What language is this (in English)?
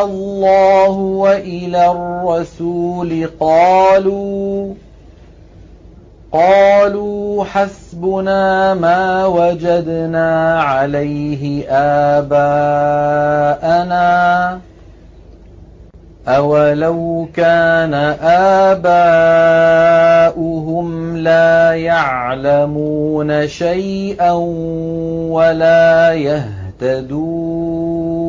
Arabic